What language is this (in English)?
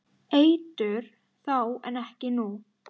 Icelandic